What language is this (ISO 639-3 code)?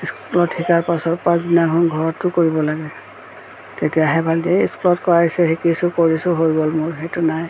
asm